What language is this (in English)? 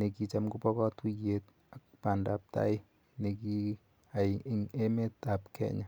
Kalenjin